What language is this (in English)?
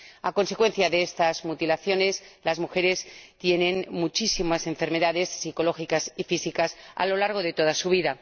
Spanish